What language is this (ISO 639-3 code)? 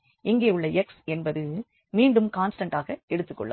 tam